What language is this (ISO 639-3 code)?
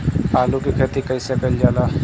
bho